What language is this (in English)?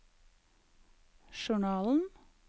Norwegian